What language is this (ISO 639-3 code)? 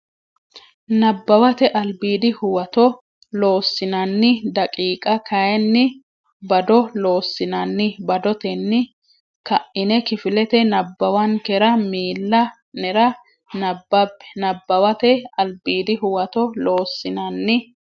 sid